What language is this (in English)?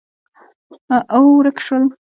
Pashto